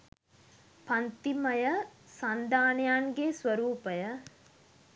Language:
Sinhala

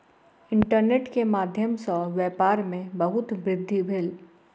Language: Maithili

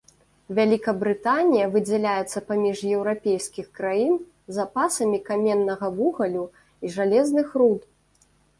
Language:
Belarusian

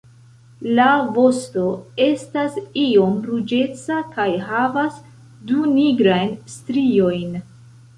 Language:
Esperanto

